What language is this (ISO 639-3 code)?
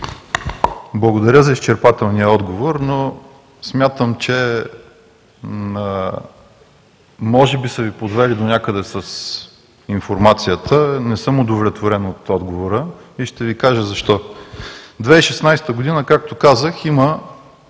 bul